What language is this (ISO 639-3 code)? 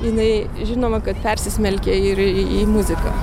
lit